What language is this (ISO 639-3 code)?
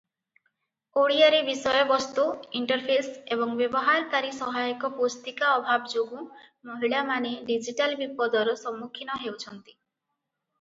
ori